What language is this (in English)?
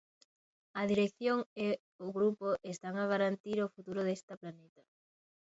Galician